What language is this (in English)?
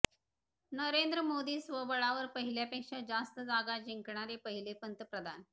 Marathi